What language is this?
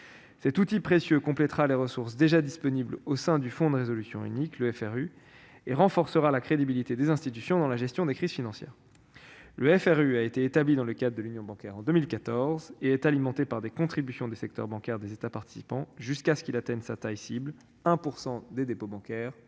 French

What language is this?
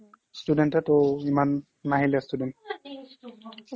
Assamese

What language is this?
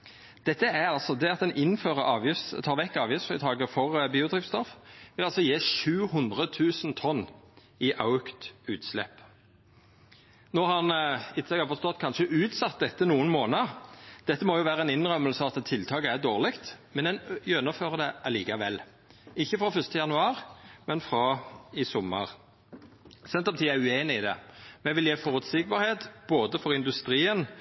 Norwegian Nynorsk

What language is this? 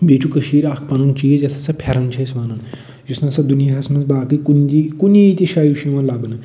Kashmiri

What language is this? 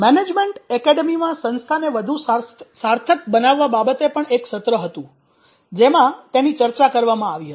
Gujarati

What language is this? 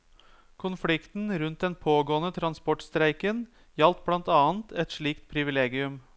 Norwegian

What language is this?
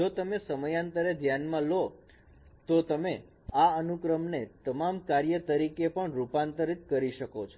Gujarati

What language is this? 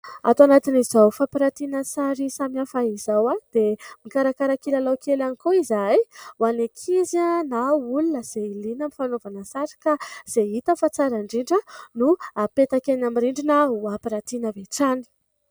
Malagasy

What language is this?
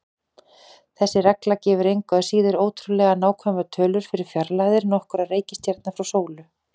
Icelandic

